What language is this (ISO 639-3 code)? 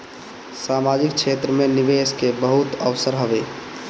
bho